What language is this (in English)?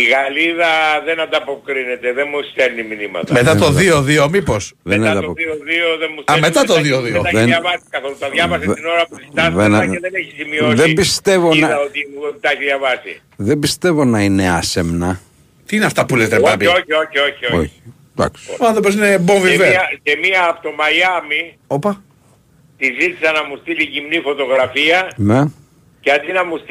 Greek